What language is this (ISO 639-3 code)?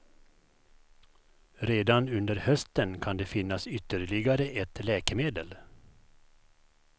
swe